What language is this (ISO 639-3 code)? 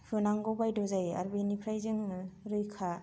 brx